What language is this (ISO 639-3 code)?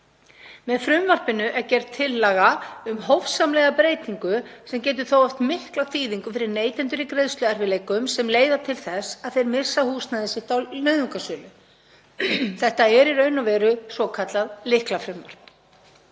isl